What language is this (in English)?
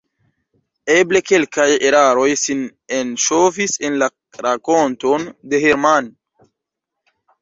Esperanto